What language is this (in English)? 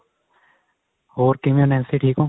Punjabi